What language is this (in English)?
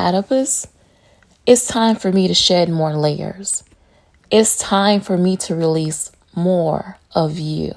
English